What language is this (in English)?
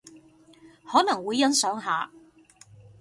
Cantonese